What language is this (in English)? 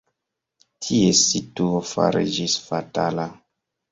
Esperanto